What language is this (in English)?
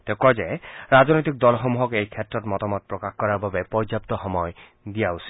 Assamese